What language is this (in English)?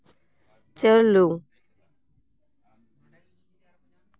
Santali